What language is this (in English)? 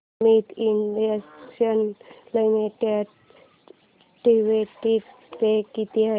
Marathi